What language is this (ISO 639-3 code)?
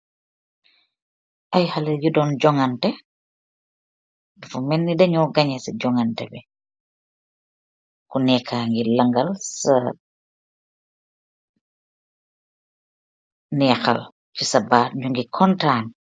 wol